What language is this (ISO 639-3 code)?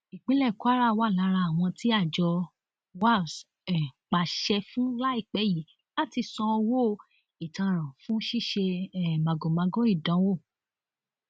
yor